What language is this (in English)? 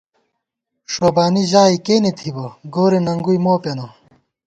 Gawar-Bati